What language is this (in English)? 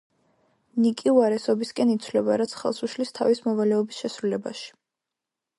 Georgian